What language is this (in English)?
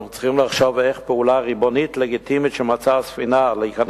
Hebrew